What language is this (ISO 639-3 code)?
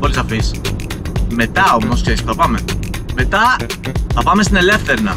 ell